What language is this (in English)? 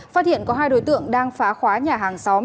Vietnamese